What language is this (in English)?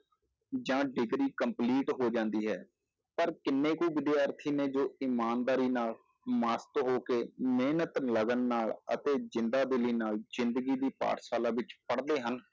Punjabi